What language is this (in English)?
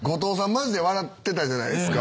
Japanese